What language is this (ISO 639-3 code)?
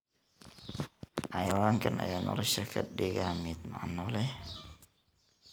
som